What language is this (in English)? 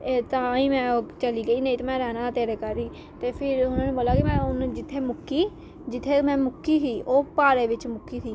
Dogri